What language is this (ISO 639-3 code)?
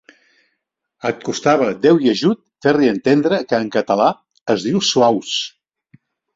cat